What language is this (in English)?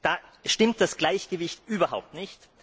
German